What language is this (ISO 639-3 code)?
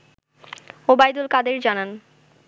ben